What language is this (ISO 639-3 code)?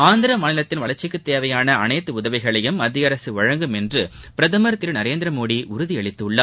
tam